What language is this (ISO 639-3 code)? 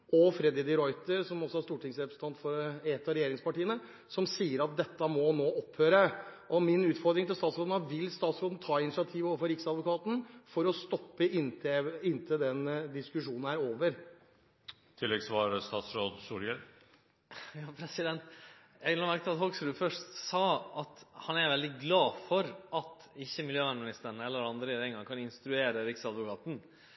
nor